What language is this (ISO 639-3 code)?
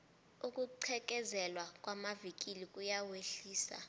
nbl